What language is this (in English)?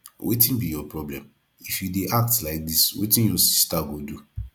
Nigerian Pidgin